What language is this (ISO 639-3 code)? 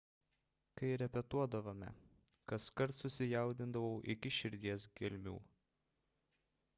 lit